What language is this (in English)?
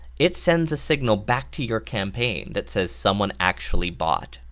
English